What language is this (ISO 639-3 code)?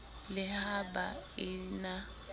sot